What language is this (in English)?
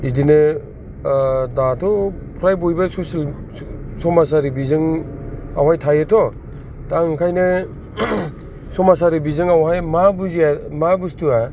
Bodo